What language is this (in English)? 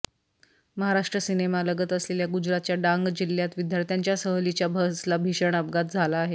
Marathi